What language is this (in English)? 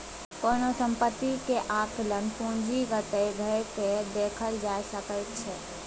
Maithili